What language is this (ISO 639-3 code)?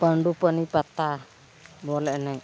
sat